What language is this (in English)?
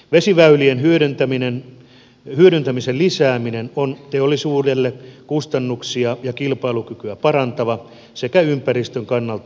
Finnish